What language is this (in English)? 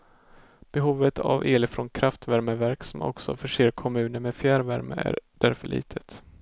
Swedish